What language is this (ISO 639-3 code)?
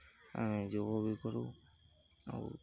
ori